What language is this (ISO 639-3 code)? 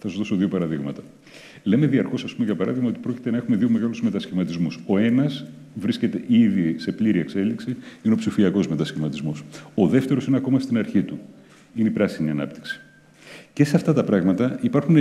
ell